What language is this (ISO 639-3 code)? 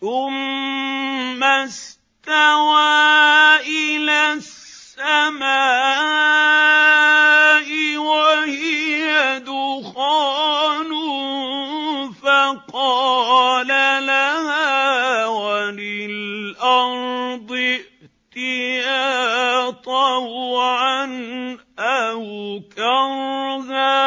ara